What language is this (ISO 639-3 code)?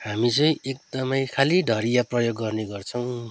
nep